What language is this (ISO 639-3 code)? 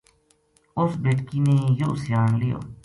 gju